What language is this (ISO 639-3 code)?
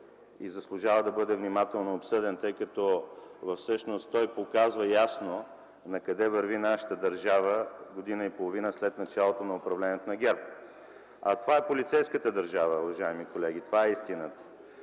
bul